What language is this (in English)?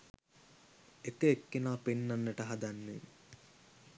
Sinhala